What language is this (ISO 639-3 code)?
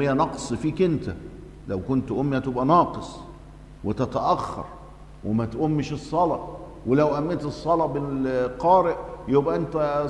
ara